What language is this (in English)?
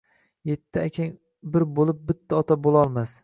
Uzbek